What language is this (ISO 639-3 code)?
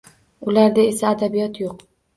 uzb